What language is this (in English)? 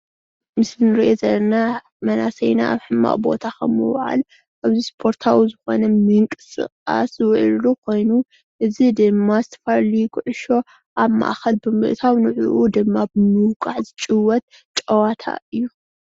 Tigrinya